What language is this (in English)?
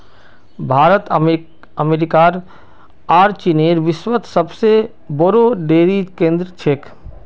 Magahi